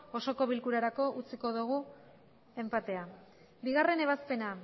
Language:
Basque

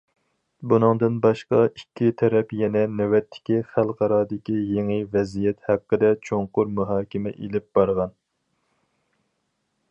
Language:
Uyghur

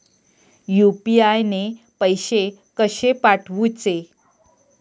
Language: Marathi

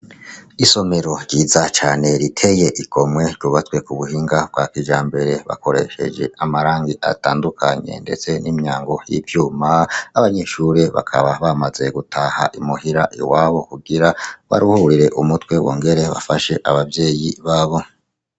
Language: Rundi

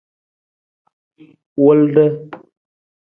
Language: Nawdm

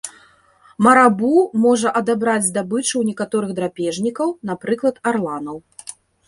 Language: Belarusian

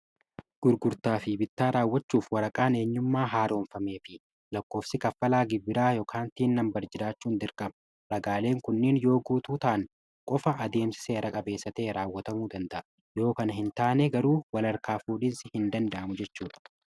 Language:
Oromo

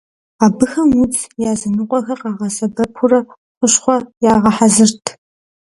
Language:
Kabardian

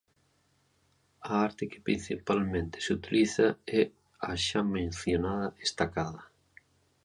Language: Galician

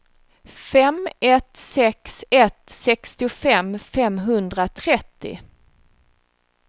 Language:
Swedish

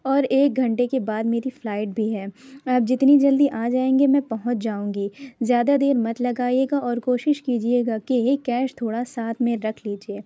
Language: Urdu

